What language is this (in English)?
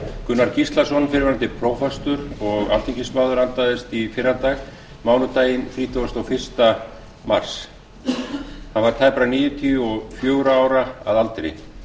Icelandic